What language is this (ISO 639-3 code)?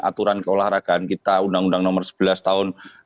ind